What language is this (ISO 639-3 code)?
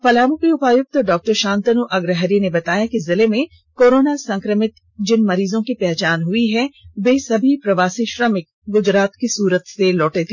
hin